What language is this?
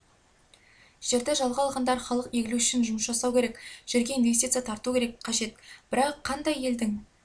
Kazakh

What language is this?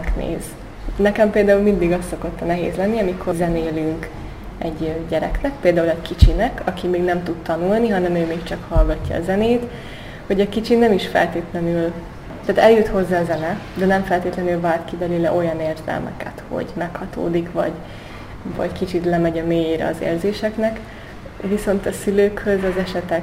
Hungarian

